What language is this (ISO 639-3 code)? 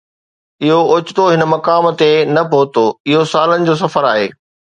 snd